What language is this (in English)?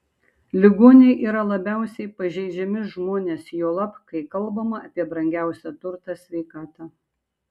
Lithuanian